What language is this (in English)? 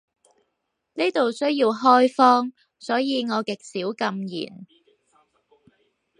Cantonese